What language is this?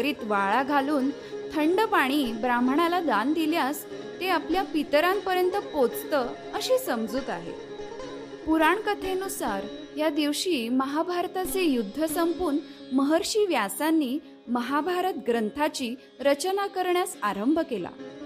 Marathi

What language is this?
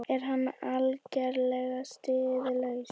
Icelandic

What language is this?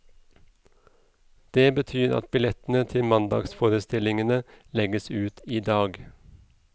Norwegian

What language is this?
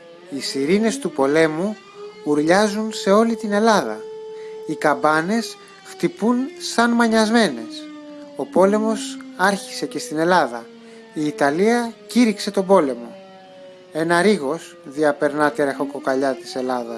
Greek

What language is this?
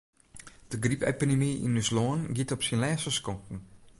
Western Frisian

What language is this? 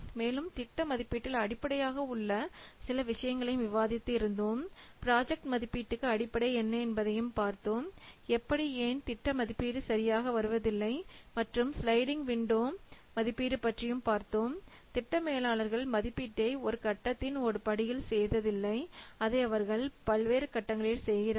Tamil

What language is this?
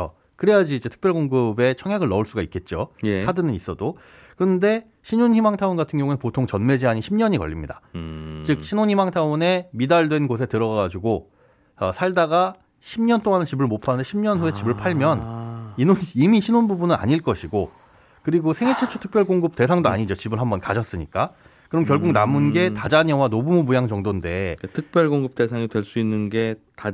Korean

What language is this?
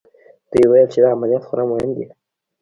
Pashto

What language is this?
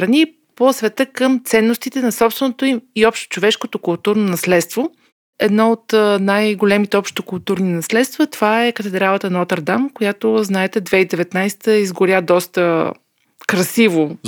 Bulgarian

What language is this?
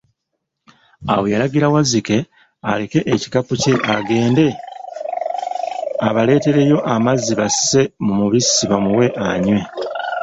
Ganda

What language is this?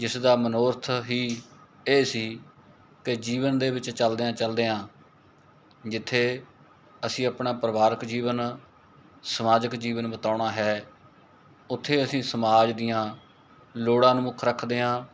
Punjabi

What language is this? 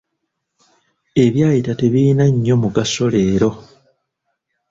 Ganda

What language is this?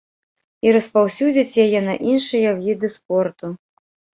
Belarusian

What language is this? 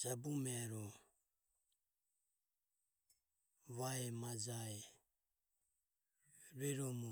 Ömie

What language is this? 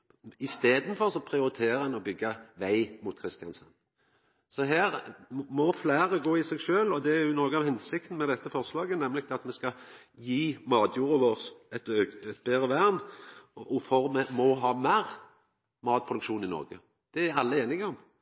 Norwegian Nynorsk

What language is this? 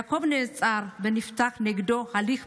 Hebrew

